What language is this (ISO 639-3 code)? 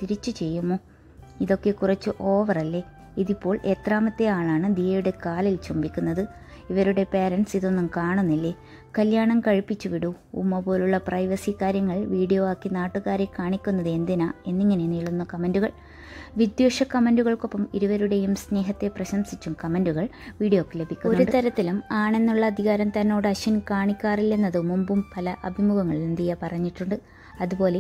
mal